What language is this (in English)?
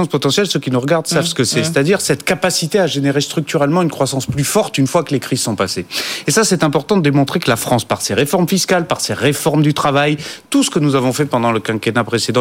French